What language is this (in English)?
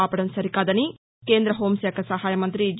Telugu